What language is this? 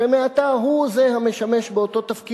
Hebrew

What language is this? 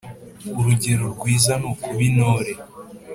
Kinyarwanda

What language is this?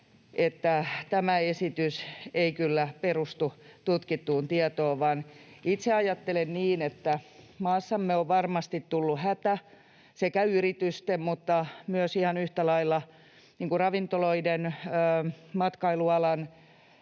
Finnish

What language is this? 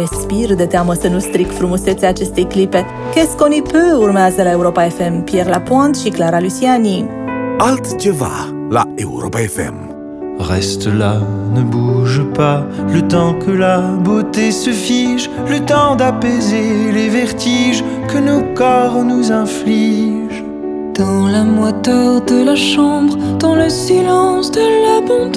Romanian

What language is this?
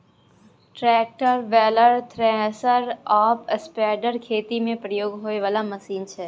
Maithili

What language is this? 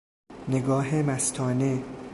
Persian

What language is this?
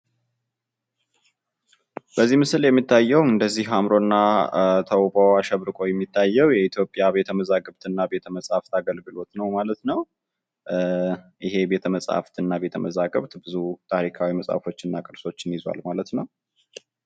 Amharic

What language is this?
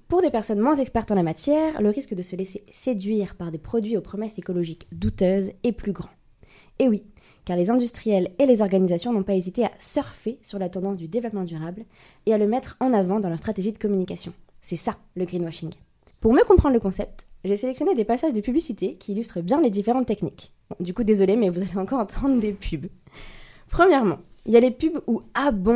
French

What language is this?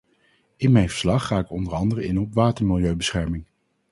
Dutch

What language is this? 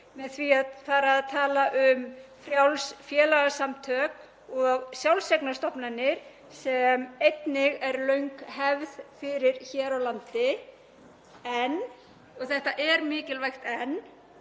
Icelandic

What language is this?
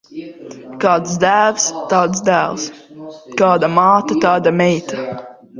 Latvian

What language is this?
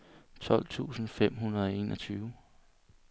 Danish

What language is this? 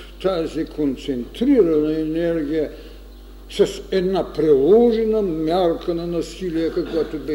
Bulgarian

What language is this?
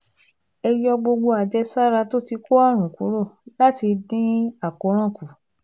Yoruba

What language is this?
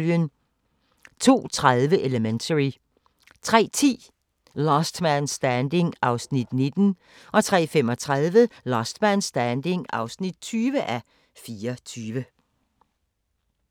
Danish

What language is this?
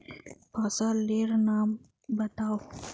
Magahi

